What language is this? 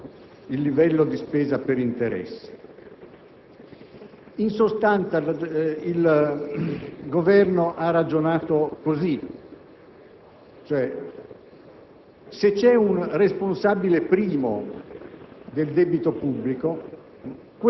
Italian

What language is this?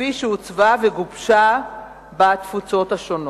Hebrew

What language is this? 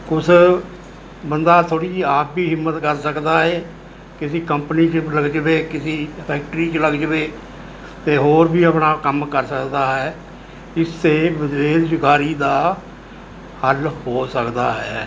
Punjabi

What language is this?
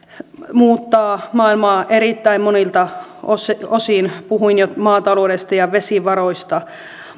Finnish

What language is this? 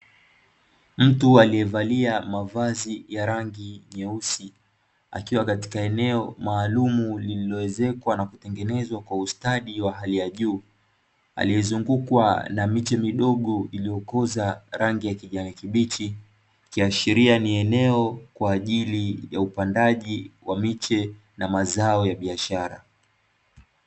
Swahili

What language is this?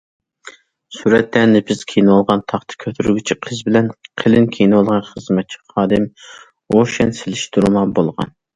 Uyghur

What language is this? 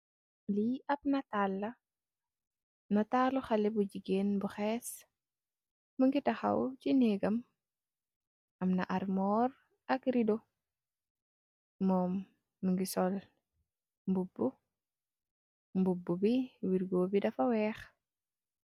Wolof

